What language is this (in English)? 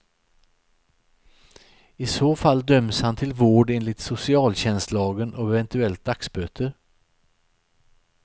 Swedish